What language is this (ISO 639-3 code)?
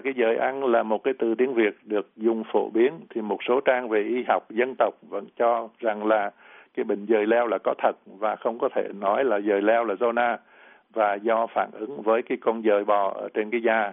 vie